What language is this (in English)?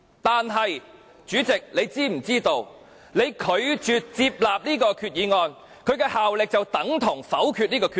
Cantonese